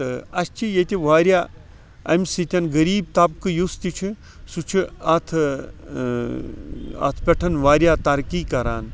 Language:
Kashmiri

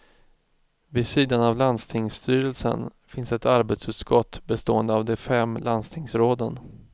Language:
Swedish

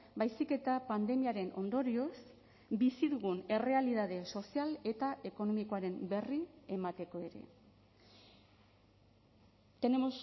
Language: Basque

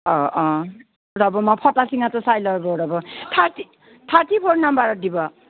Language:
Assamese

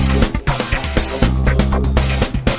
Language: Indonesian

